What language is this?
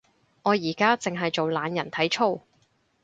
Cantonese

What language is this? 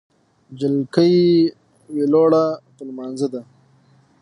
Pashto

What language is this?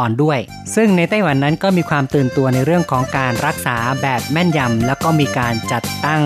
Thai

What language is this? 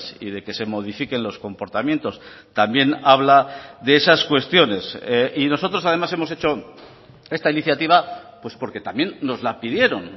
Spanish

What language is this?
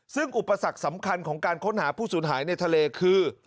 Thai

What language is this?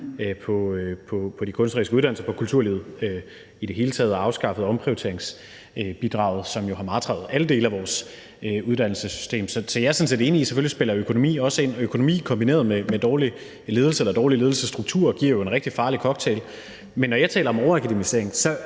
Danish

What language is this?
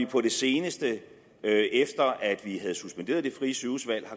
Danish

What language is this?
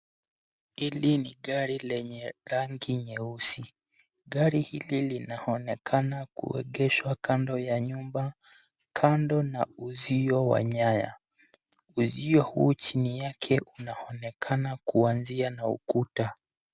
Swahili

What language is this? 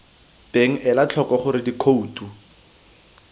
Tswana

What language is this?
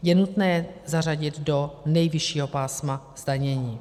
Czech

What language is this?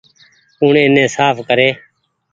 Goaria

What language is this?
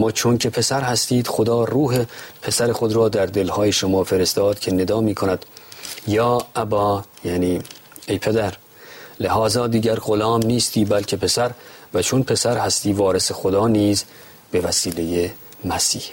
Persian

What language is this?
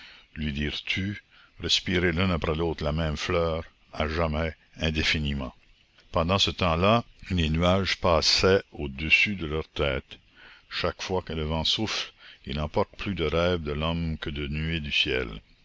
French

